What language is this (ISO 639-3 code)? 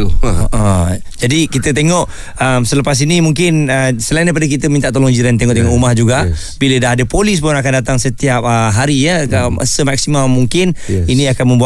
msa